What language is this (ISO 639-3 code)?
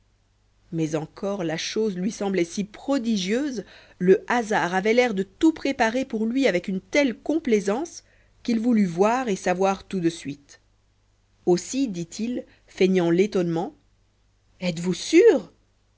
fra